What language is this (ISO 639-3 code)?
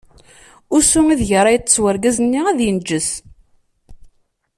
kab